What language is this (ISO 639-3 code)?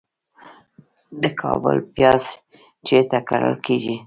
pus